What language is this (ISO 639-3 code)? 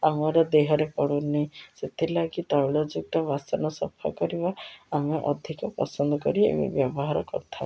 ori